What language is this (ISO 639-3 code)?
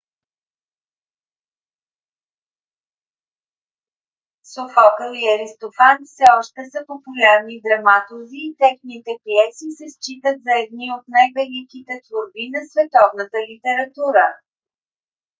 bul